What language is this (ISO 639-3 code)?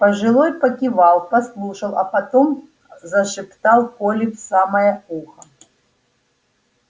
rus